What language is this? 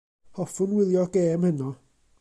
Welsh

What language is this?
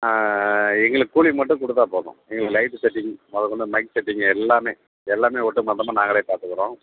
Tamil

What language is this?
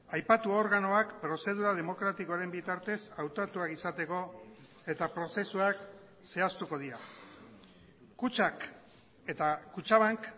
Basque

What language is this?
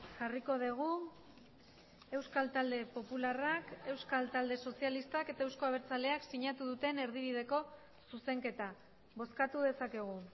Basque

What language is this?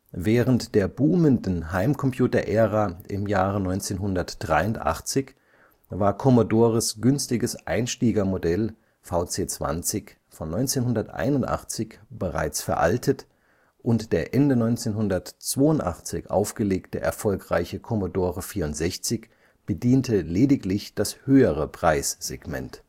German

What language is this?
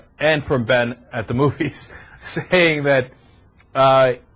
English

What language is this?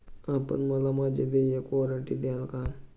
Marathi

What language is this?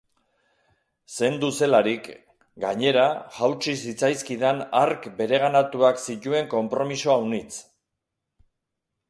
Basque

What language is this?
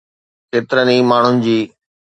Sindhi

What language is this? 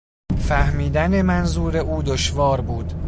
Persian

